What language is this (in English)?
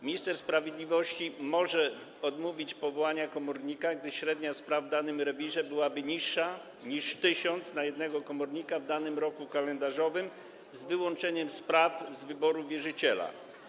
Polish